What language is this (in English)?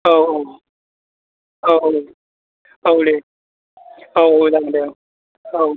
Bodo